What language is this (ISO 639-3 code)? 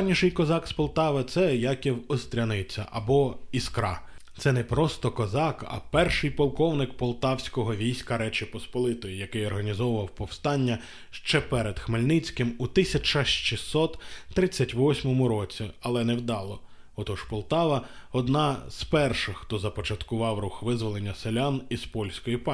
ukr